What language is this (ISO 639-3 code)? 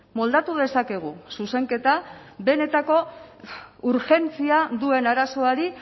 eus